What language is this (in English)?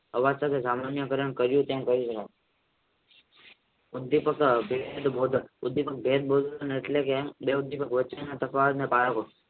Gujarati